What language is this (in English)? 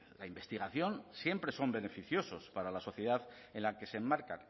Spanish